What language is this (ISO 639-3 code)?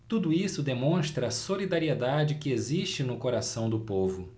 por